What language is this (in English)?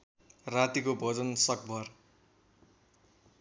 Nepali